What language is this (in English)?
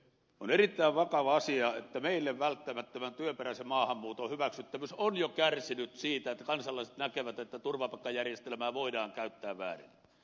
Finnish